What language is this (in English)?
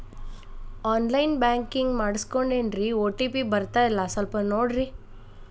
Kannada